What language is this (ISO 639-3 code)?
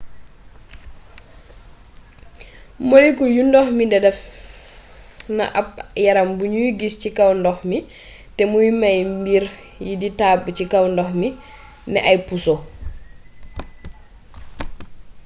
wol